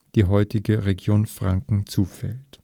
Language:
German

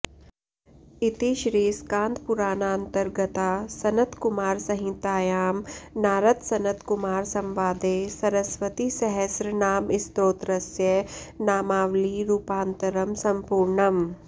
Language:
Sanskrit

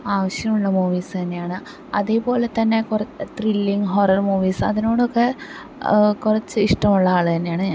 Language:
Malayalam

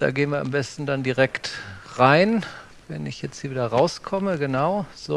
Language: German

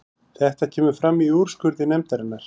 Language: Icelandic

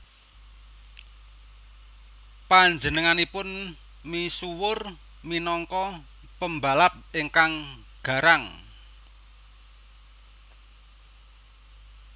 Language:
Javanese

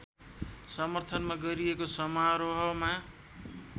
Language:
Nepali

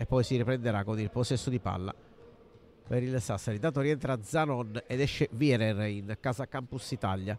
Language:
Italian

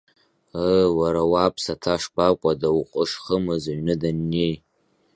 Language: Abkhazian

